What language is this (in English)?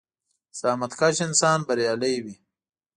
Pashto